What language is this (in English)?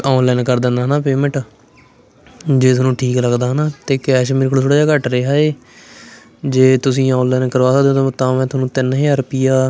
Punjabi